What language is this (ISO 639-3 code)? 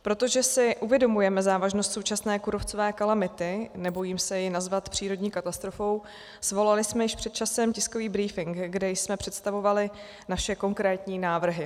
ces